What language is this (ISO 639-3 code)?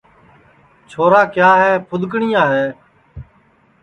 ssi